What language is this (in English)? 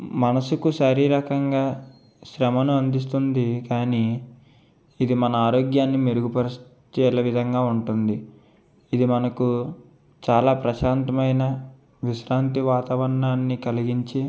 Telugu